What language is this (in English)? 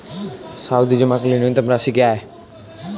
Hindi